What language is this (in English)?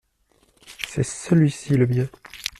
French